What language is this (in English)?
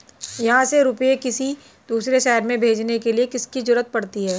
Hindi